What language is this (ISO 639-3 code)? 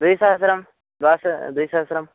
san